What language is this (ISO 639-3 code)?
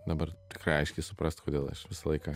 lit